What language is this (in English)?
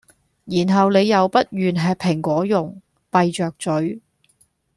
Cantonese